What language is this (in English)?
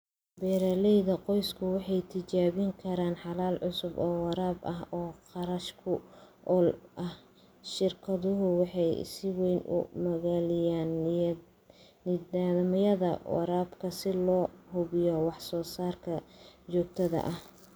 Somali